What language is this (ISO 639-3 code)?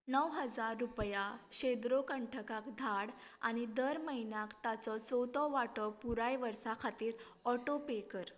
kok